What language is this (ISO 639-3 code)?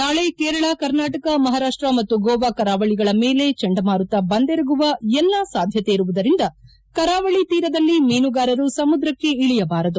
kan